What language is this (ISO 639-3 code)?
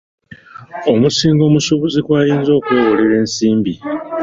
lug